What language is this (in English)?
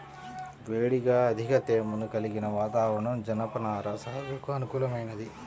Telugu